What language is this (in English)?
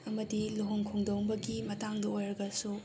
Manipuri